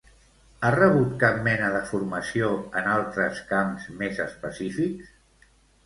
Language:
Catalan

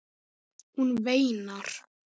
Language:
Icelandic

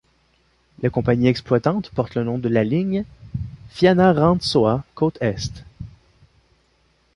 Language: French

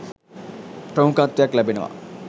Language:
Sinhala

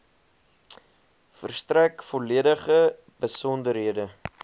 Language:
Afrikaans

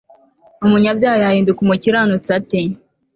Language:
Kinyarwanda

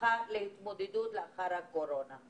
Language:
Hebrew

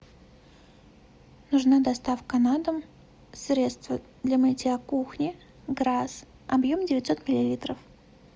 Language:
Russian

